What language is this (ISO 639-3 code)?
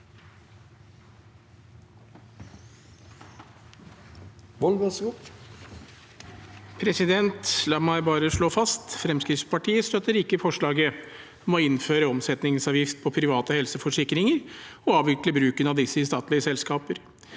nor